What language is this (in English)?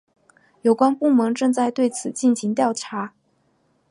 Chinese